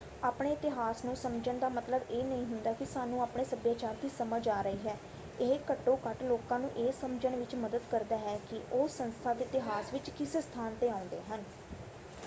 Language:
Punjabi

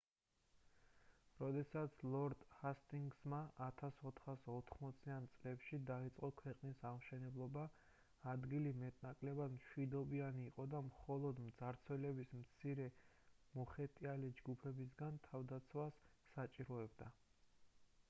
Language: Georgian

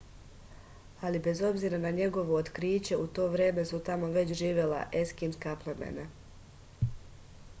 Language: Serbian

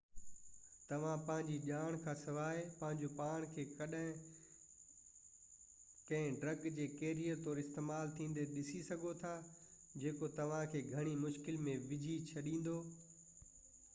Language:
Sindhi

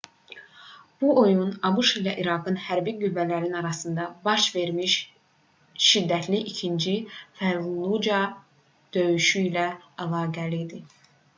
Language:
Azerbaijani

